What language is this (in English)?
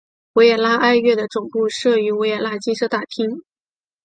Chinese